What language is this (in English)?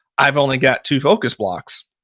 English